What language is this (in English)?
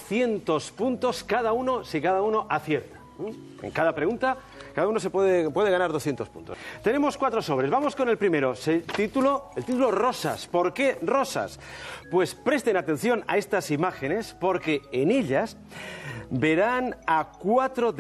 Spanish